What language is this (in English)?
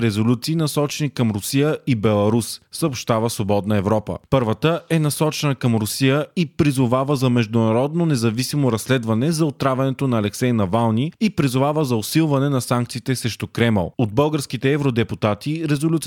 Bulgarian